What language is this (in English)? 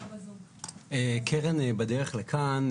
Hebrew